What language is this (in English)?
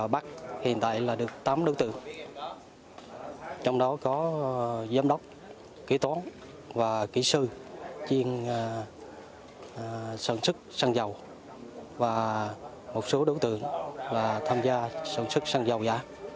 Vietnamese